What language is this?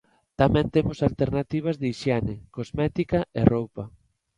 Galician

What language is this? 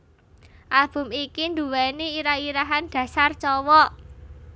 Javanese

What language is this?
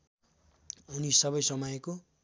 Nepali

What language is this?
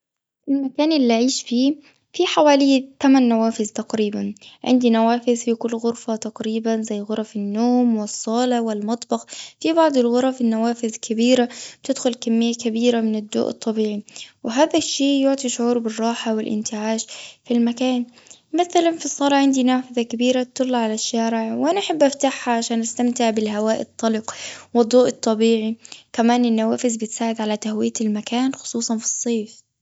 Gulf Arabic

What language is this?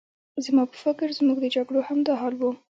Pashto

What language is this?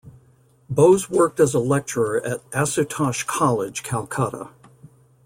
English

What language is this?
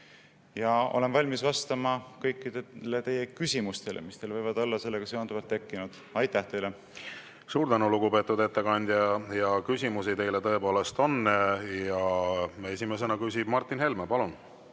Estonian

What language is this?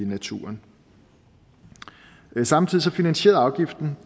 Danish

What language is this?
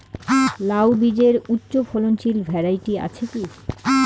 Bangla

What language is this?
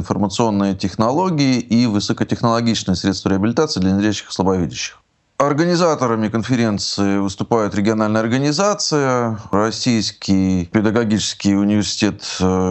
Russian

